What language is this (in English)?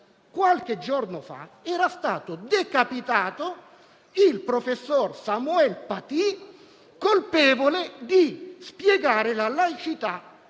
Italian